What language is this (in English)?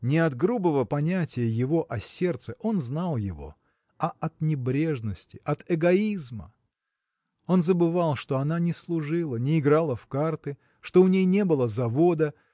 Russian